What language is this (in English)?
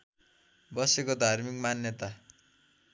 Nepali